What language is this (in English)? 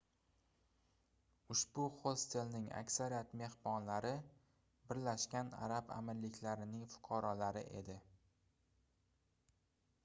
Uzbek